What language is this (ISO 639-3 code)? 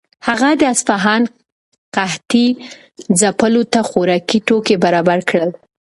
pus